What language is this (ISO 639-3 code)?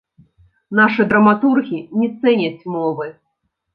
bel